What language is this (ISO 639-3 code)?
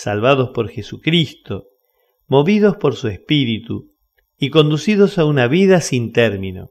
spa